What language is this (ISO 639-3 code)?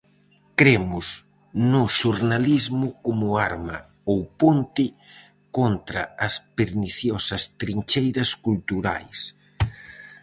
glg